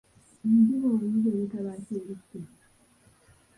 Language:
Ganda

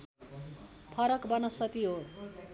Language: Nepali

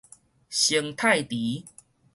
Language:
Min Nan Chinese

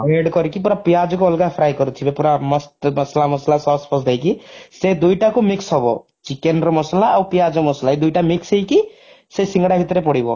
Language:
Odia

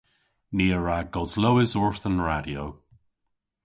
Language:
Cornish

